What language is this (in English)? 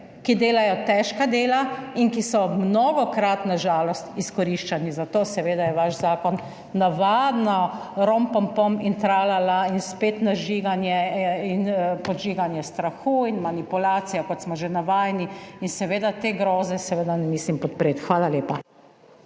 Slovenian